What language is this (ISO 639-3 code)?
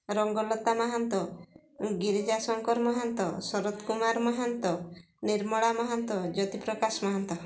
ori